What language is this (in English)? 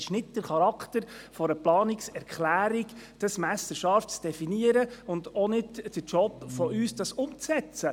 Swiss German